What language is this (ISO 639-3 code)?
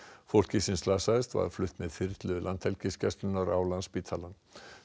isl